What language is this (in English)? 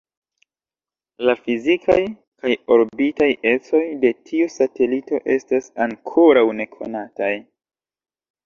Esperanto